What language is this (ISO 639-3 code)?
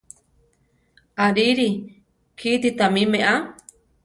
tar